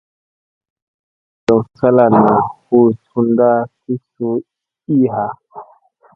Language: Musey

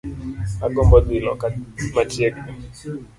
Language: Luo (Kenya and Tanzania)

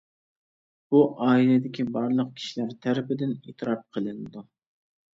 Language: Uyghur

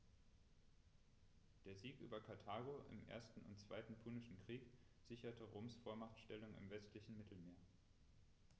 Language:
German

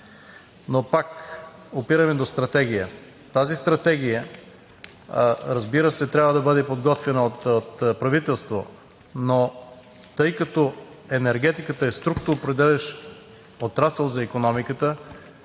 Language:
Bulgarian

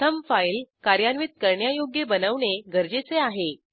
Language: Marathi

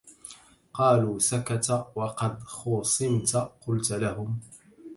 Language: Arabic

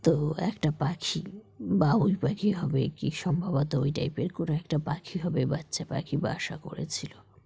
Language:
Bangla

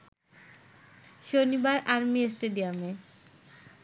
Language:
Bangla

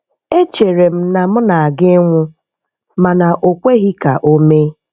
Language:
Igbo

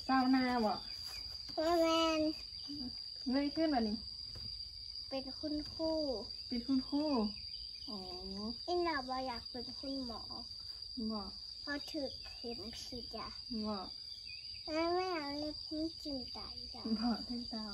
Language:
Thai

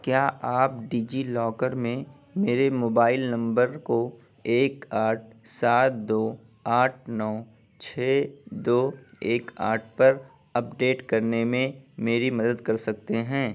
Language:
Urdu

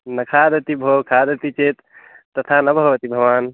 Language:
Sanskrit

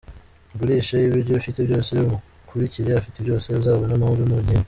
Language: Kinyarwanda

